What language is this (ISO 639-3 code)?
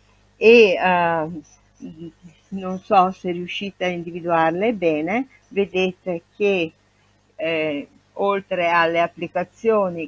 ita